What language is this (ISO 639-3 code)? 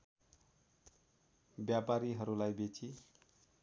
nep